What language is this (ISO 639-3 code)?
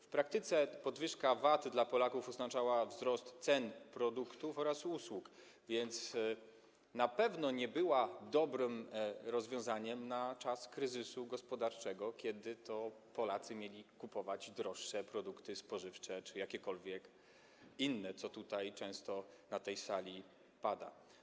pol